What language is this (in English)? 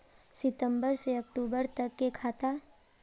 Magahi